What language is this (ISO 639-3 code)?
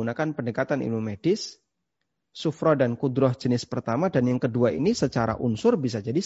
ind